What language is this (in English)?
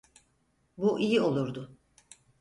Turkish